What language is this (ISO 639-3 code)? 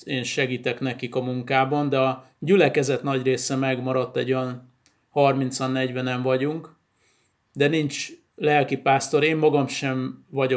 hun